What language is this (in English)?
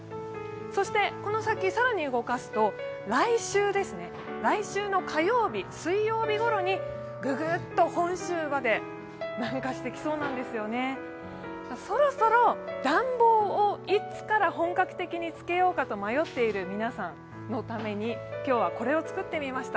Japanese